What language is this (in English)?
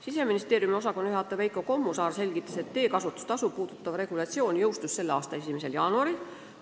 Estonian